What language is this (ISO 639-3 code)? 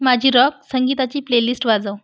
mar